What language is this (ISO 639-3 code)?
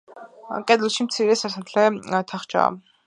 kat